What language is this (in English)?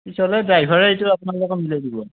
Assamese